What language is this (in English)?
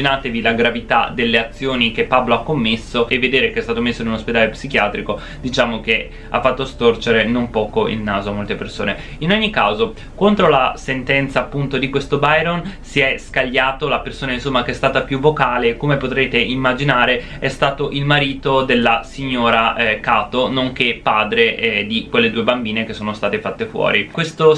Italian